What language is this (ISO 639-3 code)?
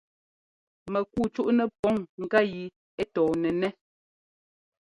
jgo